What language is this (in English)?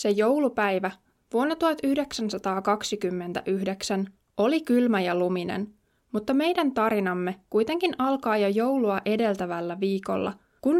Finnish